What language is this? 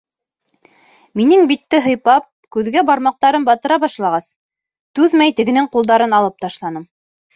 Bashkir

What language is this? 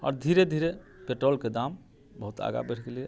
Maithili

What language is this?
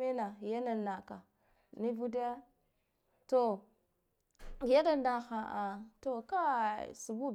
Guduf-Gava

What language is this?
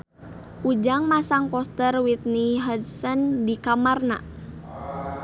Sundanese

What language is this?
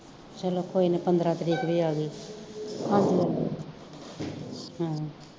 Punjabi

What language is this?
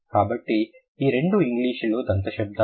Telugu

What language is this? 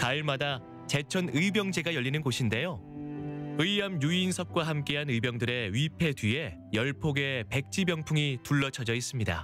Korean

